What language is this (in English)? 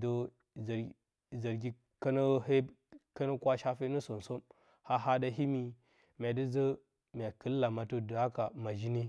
Bacama